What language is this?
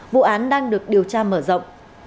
Vietnamese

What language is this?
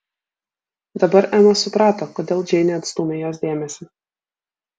Lithuanian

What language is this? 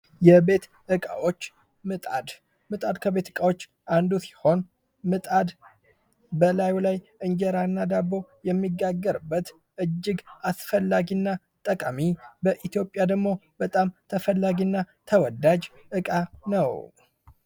Amharic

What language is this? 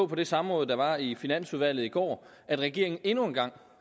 Danish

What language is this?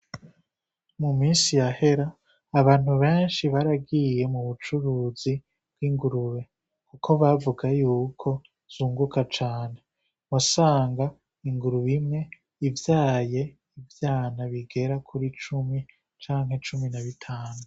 Rundi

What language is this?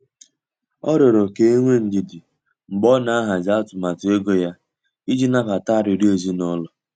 Igbo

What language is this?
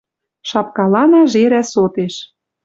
Western Mari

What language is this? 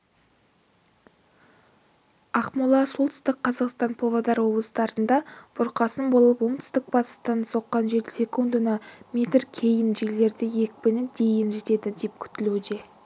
Kazakh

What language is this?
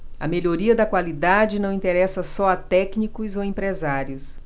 Portuguese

